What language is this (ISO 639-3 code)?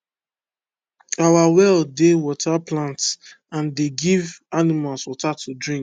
pcm